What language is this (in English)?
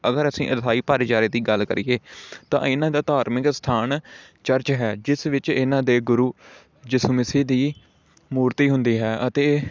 Punjabi